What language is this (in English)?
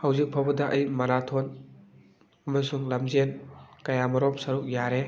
Manipuri